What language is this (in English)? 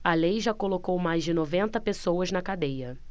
Portuguese